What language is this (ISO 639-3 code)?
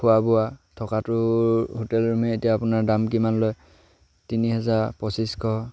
asm